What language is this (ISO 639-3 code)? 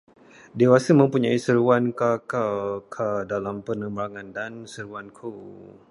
msa